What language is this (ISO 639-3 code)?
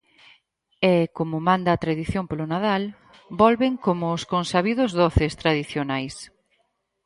glg